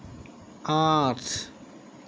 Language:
Assamese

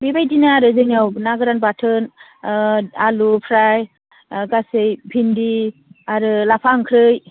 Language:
Bodo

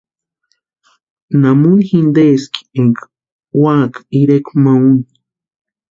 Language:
Western Highland Purepecha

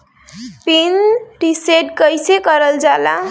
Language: Bhojpuri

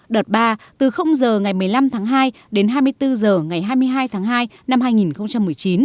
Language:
Vietnamese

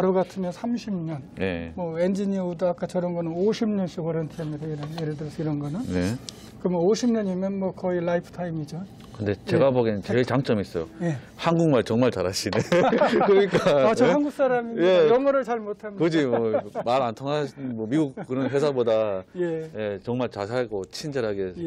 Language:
Korean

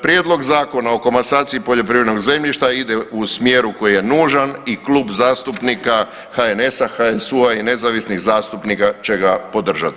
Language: Croatian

